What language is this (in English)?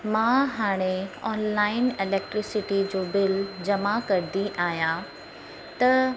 Sindhi